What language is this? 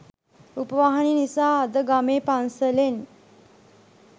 Sinhala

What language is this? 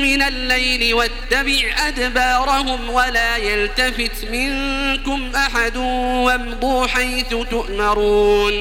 Arabic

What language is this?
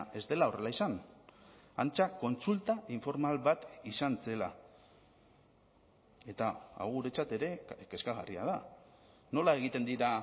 Basque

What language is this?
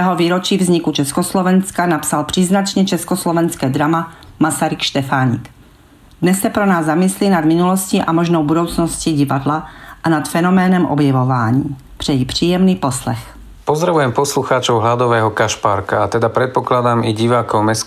Czech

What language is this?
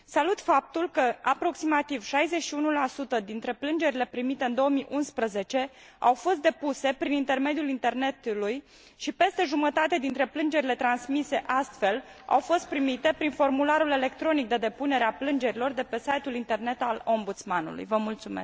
Romanian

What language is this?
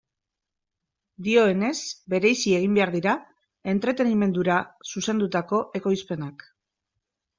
Basque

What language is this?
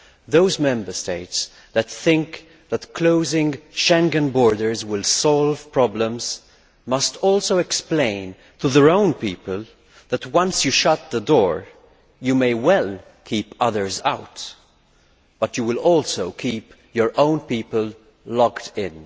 English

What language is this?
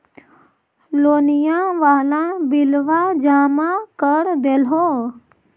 Magahi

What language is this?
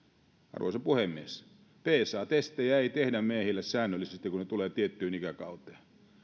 Finnish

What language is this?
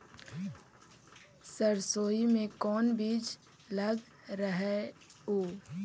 Magahi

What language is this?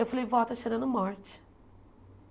Portuguese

